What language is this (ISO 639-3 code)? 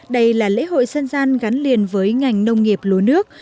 vie